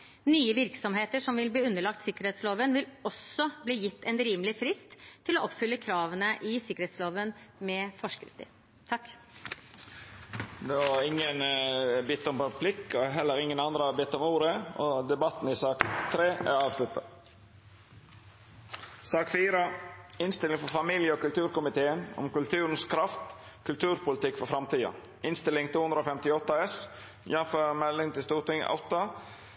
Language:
Norwegian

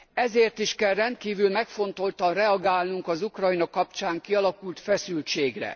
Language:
Hungarian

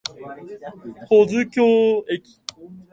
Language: Japanese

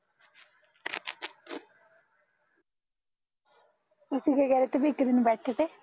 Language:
Punjabi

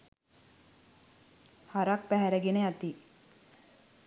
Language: Sinhala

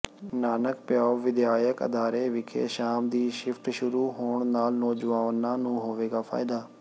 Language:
Punjabi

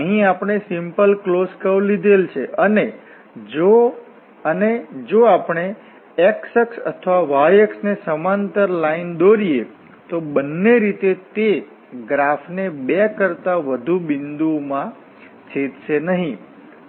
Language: Gujarati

